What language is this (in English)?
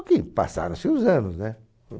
Portuguese